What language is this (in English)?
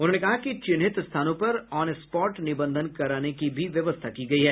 Hindi